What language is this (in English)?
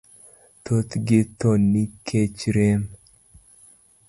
Luo (Kenya and Tanzania)